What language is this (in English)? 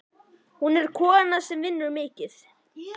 Icelandic